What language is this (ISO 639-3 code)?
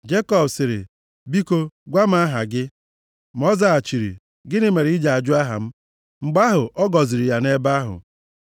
ibo